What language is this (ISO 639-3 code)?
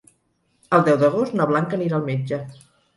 cat